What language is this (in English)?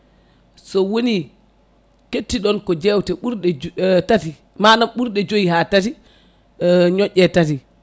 Fula